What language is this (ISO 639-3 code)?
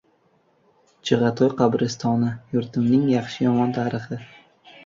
uzb